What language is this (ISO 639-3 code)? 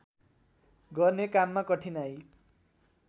nep